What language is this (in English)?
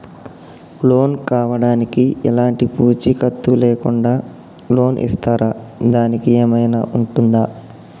Telugu